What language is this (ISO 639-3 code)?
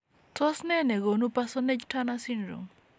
kln